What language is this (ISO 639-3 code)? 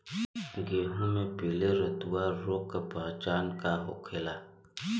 bho